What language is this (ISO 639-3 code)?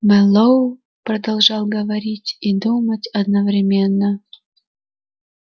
rus